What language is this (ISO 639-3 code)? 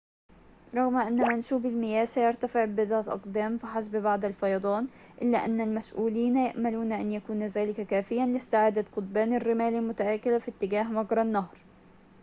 ara